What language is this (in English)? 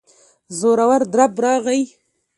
Pashto